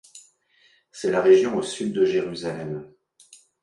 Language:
French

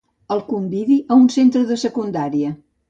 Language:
Catalan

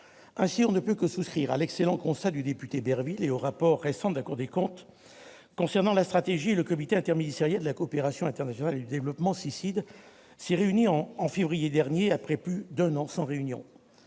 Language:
French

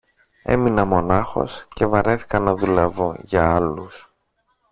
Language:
Greek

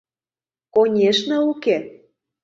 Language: Mari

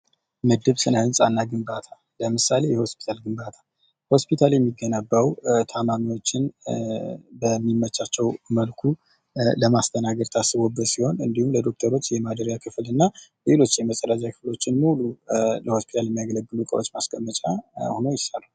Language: Amharic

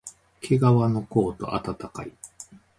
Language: Japanese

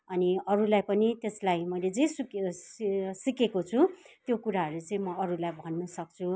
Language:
Nepali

